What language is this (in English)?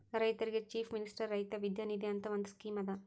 Kannada